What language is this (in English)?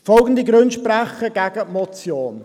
Swiss German